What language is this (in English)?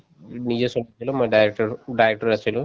Assamese